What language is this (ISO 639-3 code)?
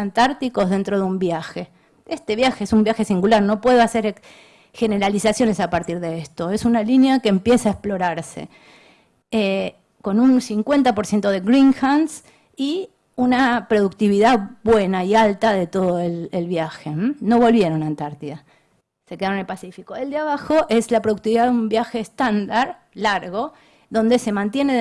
spa